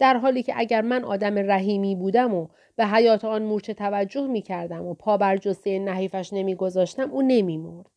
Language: Persian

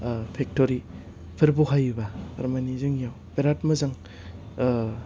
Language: Bodo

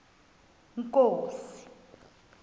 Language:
Xhosa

